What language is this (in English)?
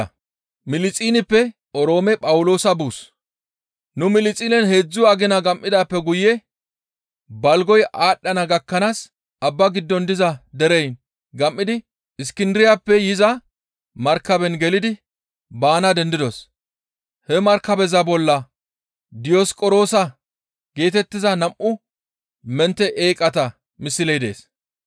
Gamo